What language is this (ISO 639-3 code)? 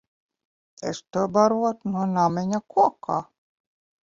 lav